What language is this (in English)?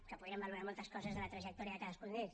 Catalan